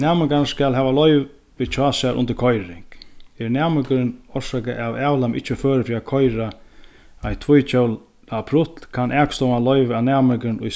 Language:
Faroese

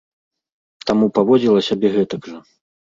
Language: Belarusian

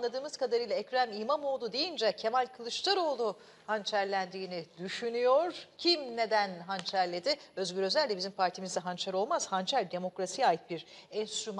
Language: Turkish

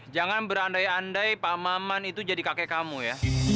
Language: Indonesian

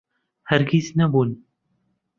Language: Central Kurdish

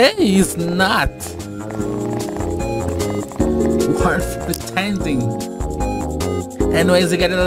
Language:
Portuguese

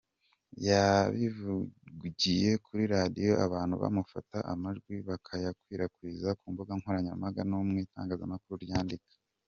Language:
Kinyarwanda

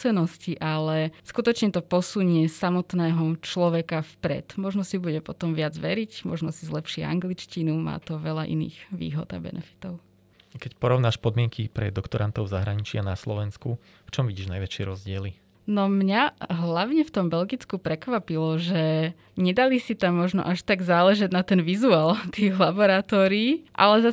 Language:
Slovak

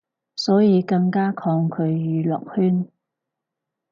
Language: Cantonese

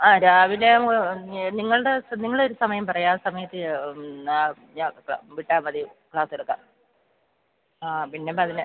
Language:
Malayalam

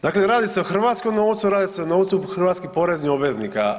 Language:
Croatian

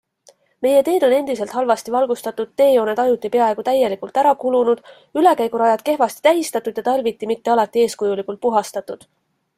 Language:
Estonian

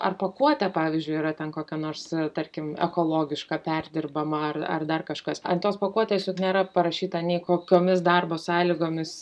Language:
Lithuanian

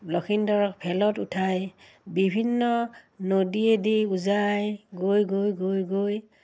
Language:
Assamese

